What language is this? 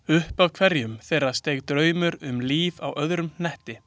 Icelandic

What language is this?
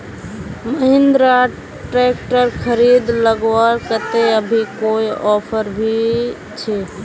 Magahi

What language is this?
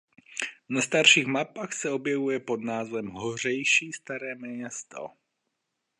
Czech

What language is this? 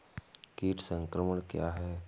Hindi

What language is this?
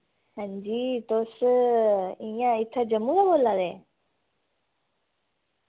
Dogri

